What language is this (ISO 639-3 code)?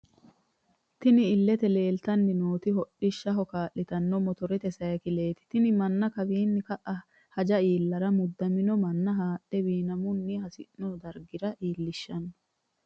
sid